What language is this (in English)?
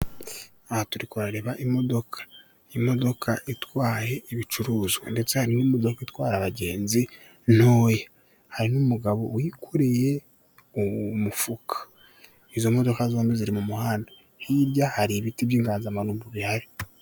Kinyarwanda